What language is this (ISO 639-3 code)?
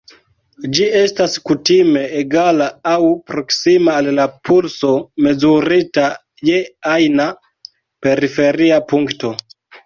epo